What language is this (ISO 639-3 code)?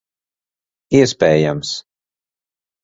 lav